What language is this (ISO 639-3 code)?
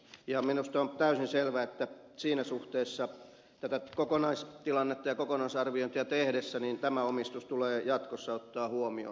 fin